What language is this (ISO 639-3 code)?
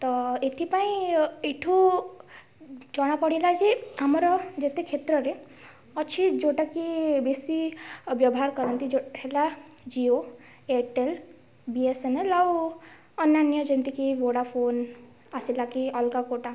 ori